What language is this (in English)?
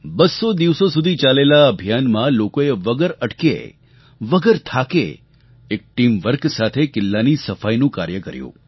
Gujarati